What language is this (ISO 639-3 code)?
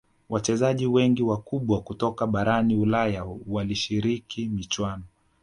swa